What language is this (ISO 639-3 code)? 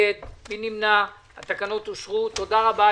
heb